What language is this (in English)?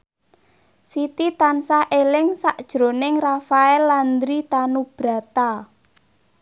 Javanese